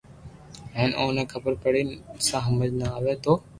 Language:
Loarki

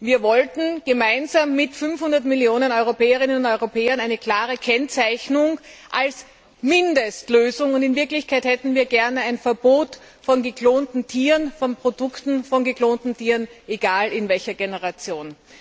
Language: German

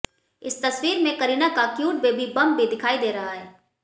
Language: Hindi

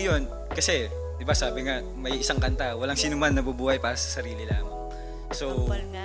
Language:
Filipino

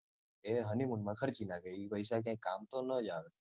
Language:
Gujarati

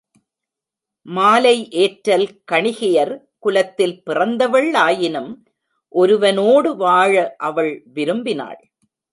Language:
Tamil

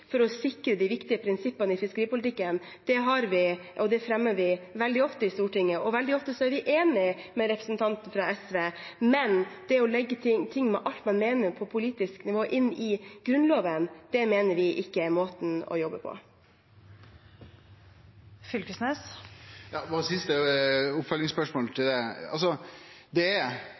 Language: Norwegian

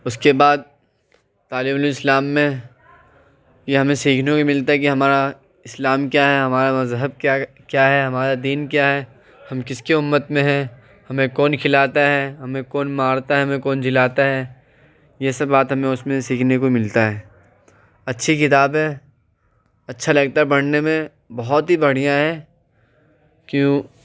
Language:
Urdu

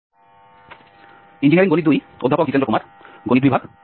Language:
Bangla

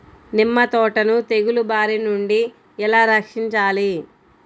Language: Telugu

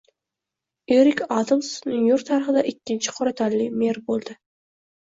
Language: Uzbek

